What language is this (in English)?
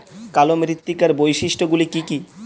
Bangla